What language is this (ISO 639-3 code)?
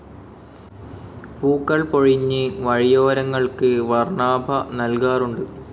mal